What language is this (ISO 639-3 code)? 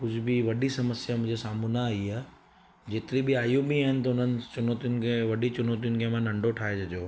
snd